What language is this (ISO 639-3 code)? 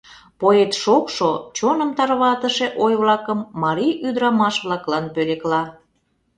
chm